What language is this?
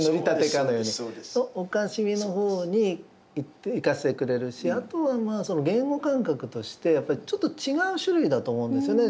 Japanese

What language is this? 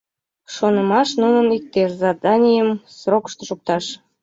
Mari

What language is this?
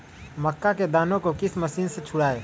Magahi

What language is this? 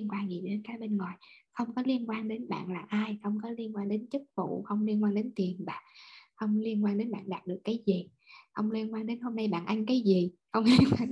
Vietnamese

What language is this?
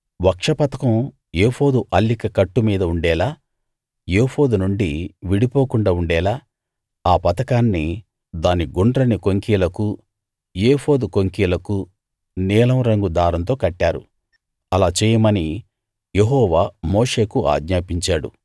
Telugu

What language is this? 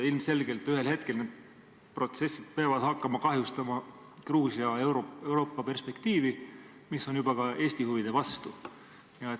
Estonian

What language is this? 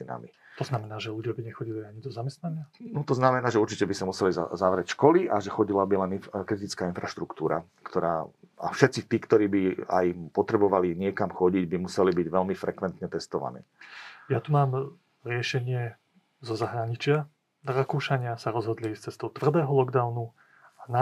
Slovak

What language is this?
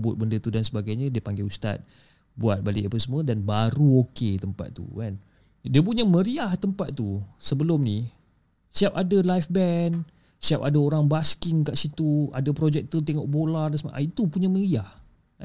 Malay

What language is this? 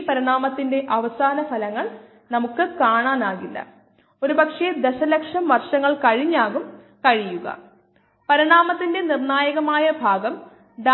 Malayalam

